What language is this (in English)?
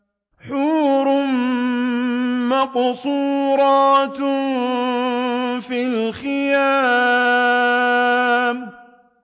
Arabic